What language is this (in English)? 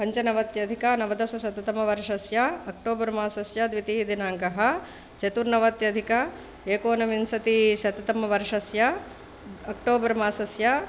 Sanskrit